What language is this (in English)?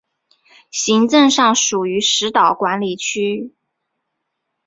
Chinese